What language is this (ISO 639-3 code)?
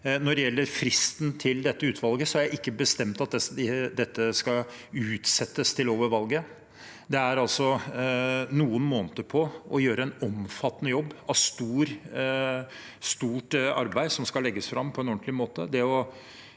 nor